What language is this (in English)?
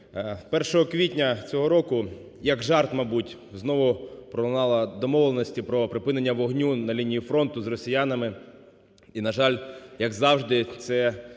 Ukrainian